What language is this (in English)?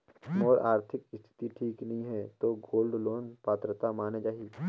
Chhattisgarhi